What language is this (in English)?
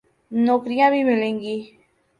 Urdu